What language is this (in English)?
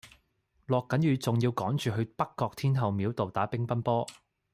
Cantonese